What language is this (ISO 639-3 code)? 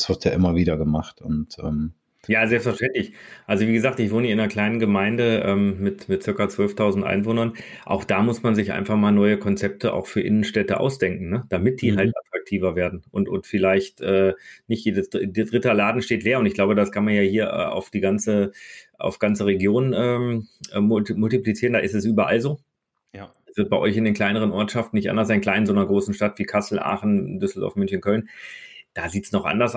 deu